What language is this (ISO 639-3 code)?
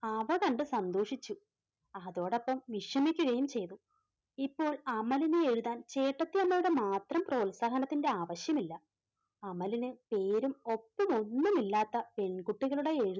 mal